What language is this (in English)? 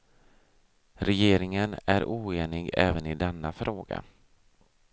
Swedish